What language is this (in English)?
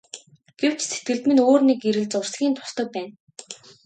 Mongolian